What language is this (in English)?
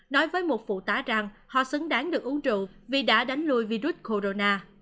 Vietnamese